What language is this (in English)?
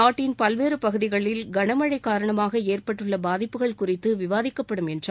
Tamil